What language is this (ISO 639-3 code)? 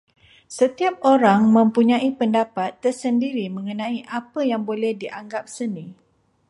msa